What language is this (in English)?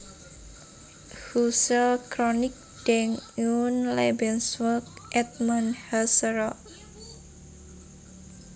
Javanese